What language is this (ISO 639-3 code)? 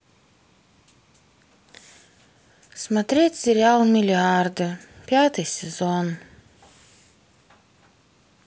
rus